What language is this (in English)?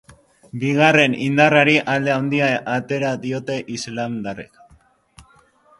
Basque